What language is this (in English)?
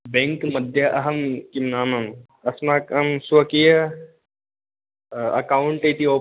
Sanskrit